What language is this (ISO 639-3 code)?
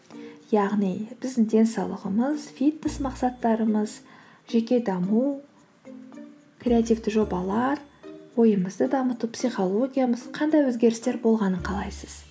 kaz